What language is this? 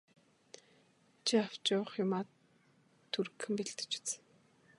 Mongolian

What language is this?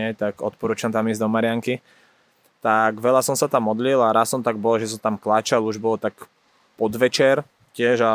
Slovak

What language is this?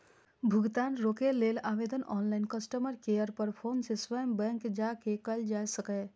Maithili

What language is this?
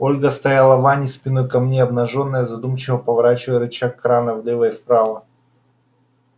Russian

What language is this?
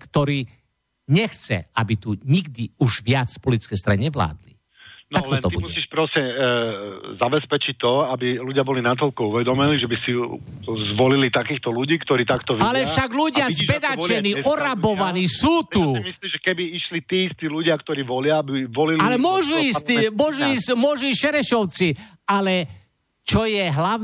Slovak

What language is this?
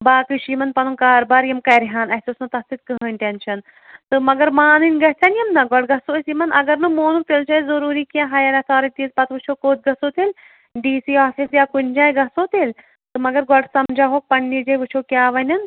Kashmiri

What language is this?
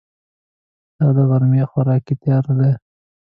Pashto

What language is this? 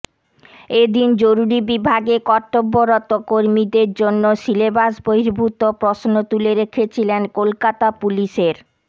Bangla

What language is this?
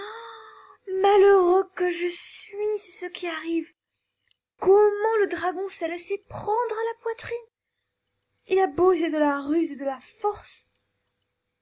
French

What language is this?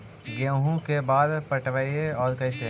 Magahi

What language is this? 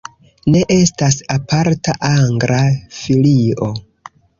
Esperanto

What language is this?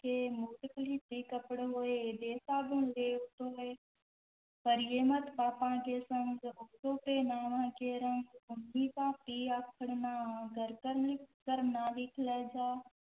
Punjabi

